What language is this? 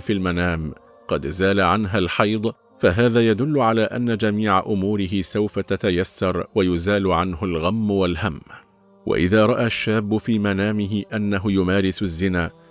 Arabic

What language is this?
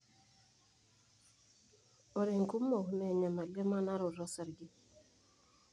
Masai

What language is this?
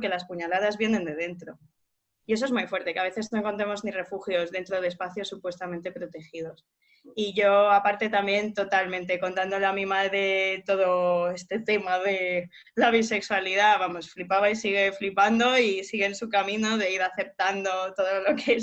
Spanish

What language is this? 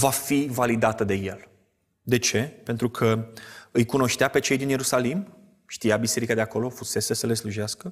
Romanian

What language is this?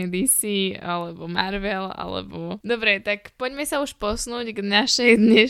Slovak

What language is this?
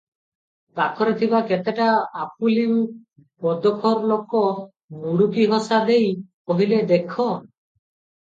Odia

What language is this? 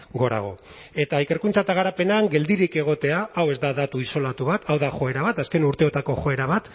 Basque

